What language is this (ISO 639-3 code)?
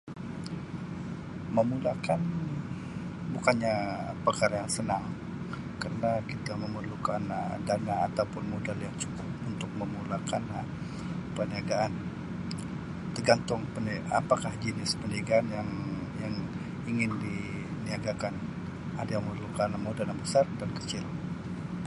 msi